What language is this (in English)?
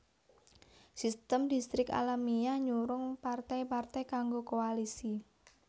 Javanese